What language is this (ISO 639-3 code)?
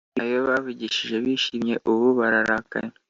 kin